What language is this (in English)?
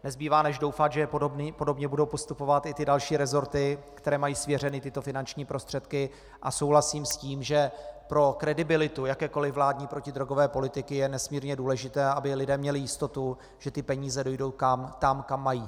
Czech